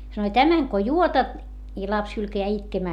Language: Finnish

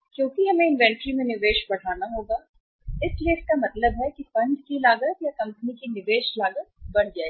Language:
Hindi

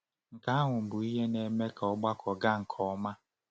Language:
Igbo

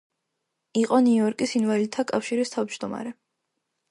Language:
Georgian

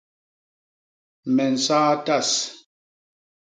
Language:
Basaa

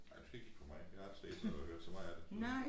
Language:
Danish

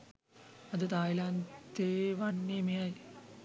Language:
Sinhala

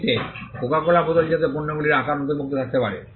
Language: Bangla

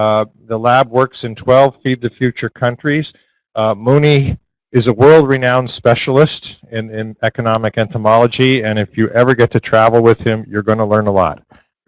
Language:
English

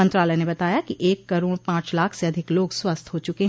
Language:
Hindi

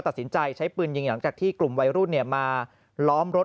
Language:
Thai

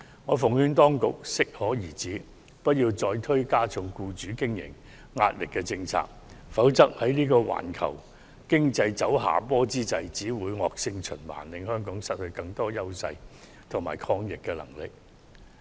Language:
Cantonese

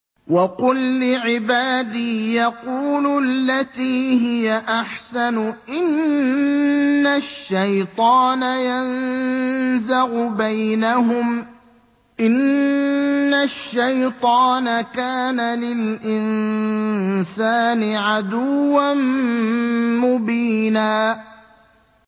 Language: Arabic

